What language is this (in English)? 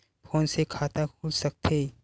Chhattisgarhi